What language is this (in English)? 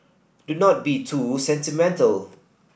English